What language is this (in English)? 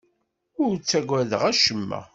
Kabyle